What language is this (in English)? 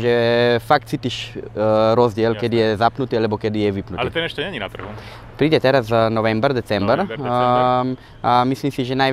Czech